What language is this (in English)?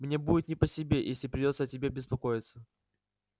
Russian